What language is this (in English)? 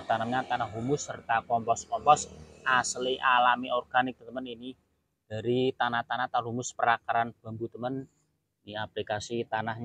Indonesian